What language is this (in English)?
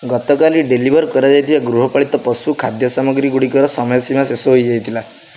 Odia